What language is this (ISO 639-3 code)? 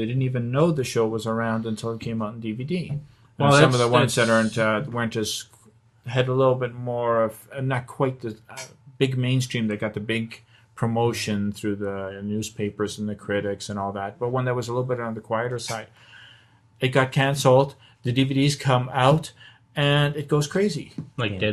eng